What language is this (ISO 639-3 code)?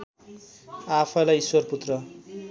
nep